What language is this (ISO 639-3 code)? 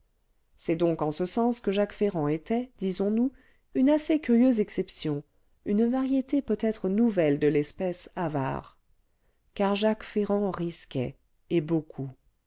fra